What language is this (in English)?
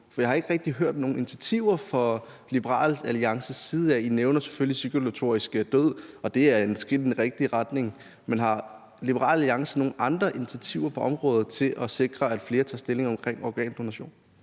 Danish